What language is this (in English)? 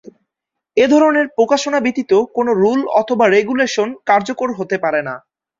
Bangla